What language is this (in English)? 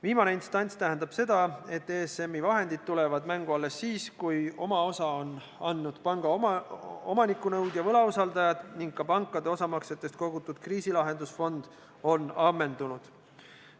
Estonian